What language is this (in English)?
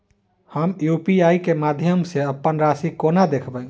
Maithili